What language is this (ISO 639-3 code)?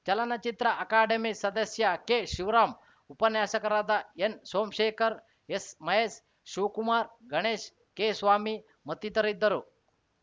kan